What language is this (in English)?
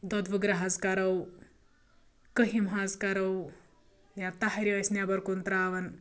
Kashmiri